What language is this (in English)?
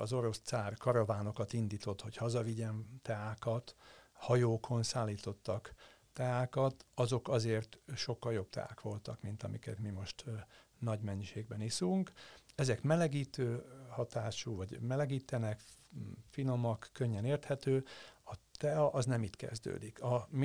Hungarian